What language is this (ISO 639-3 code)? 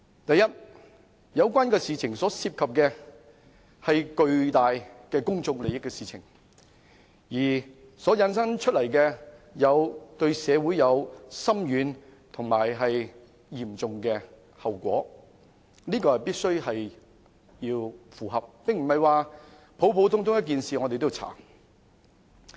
yue